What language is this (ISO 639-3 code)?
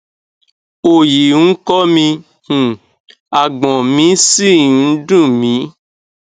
yor